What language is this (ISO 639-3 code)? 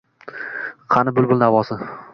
uzb